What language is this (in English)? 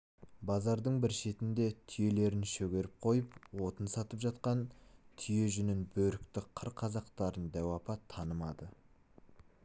Kazakh